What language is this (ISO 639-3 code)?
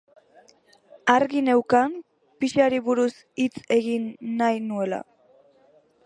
eus